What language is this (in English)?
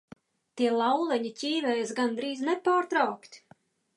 Latvian